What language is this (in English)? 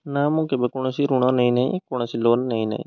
Odia